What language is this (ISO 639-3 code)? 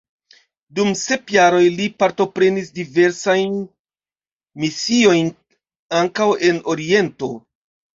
epo